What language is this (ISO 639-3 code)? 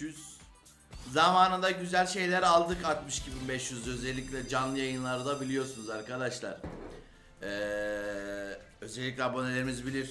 tur